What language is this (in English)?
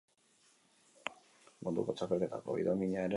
Basque